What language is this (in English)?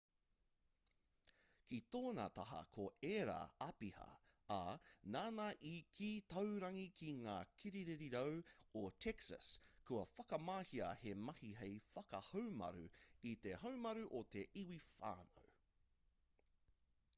Māori